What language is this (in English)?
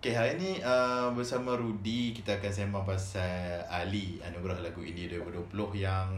Malay